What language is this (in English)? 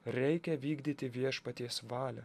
Lithuanian